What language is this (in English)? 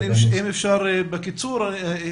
Hebrew